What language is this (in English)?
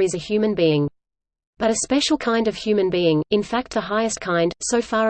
English